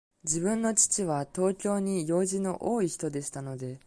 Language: Japanese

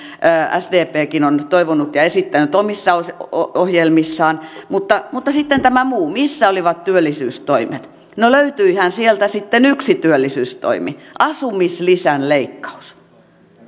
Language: Finnish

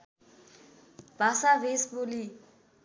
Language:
Nepali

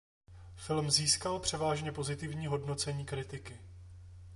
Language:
Czech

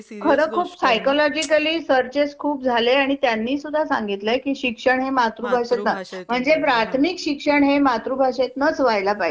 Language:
Marathi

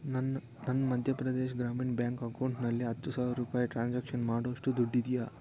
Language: Kannada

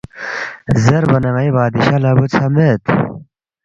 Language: Balti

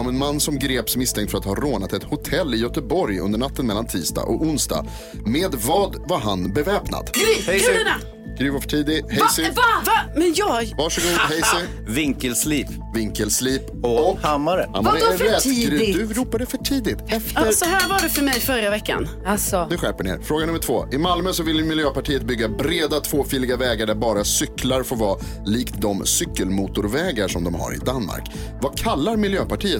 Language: Swedish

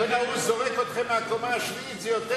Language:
Hebrew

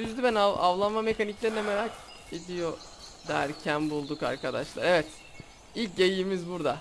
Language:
Turkish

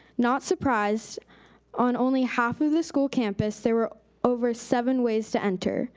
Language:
English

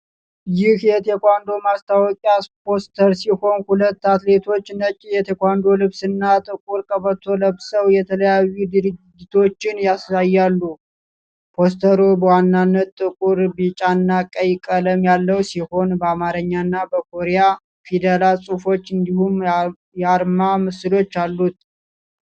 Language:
Amharic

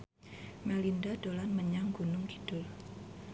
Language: Javanese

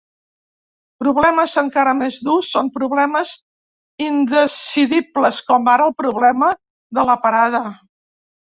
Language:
Catalan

